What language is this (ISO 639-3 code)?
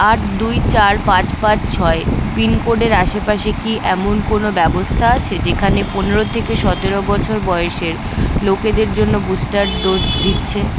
ben